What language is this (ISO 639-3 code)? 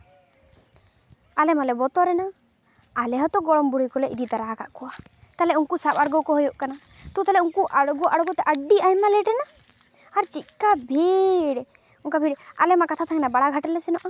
sat